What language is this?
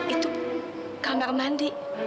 Indonesian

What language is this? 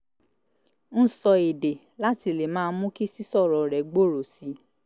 Yoruba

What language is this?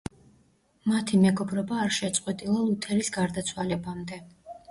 Georgian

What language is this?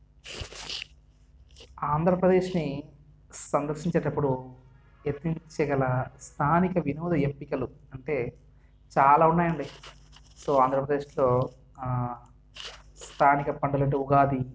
Telugu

